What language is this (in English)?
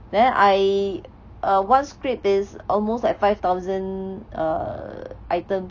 English